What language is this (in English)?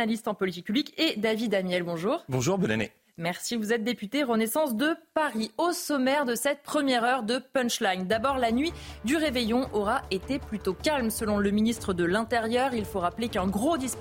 French